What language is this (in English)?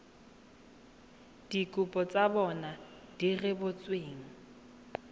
Tswana